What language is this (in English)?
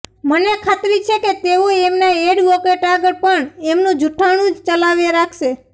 Gujarati